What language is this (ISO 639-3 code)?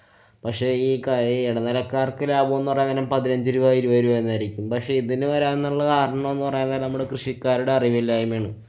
mal